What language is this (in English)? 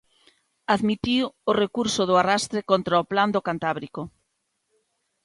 Galician